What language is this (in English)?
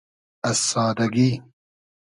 Hazaragi